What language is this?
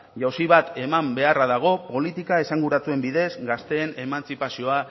Basque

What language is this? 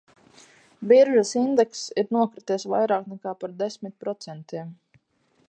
Latvian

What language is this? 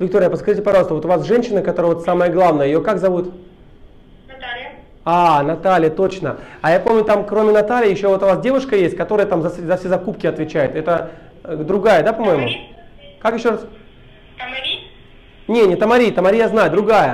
Russian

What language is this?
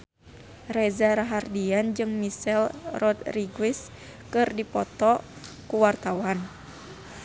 Sundanese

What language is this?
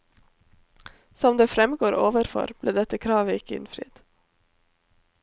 Norwegian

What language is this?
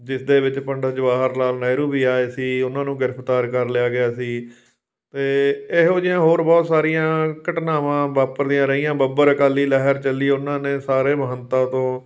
Punjabi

